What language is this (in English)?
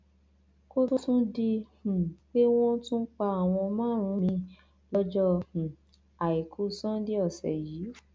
Yoruba